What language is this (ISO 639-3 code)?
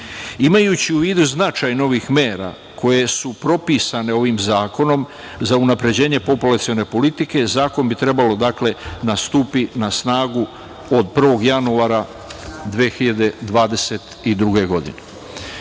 srp